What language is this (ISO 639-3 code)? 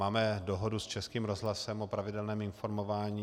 ces